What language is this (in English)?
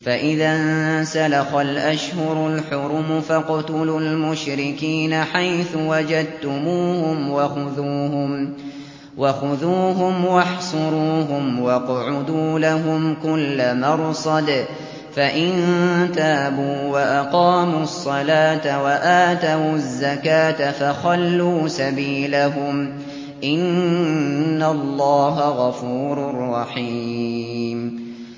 Arabic